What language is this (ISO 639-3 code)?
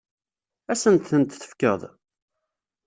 kab